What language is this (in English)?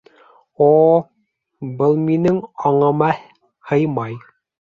Bashkir